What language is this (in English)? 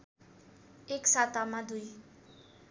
Nepali